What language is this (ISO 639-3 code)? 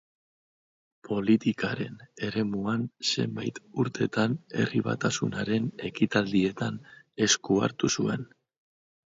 eus